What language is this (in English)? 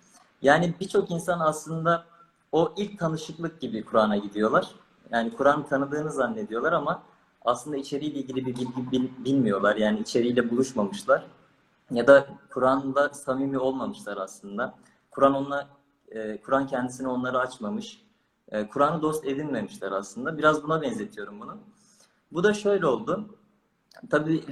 Turkish